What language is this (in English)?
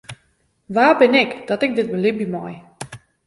Western Frisian